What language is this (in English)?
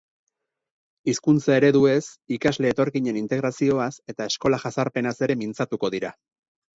Basque